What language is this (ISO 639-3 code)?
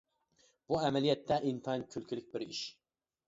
uig